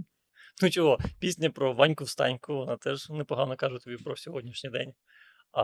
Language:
Ukrainian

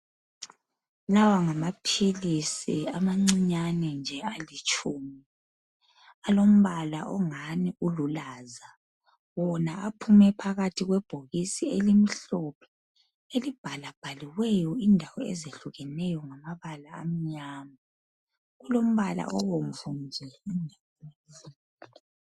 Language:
North Ndebele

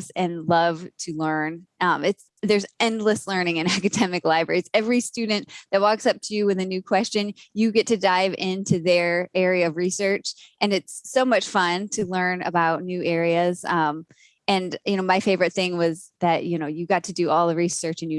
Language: English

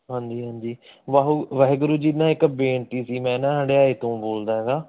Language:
Punjabi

